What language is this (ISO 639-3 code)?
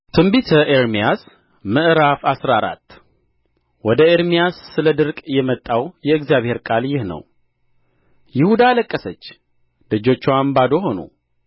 amh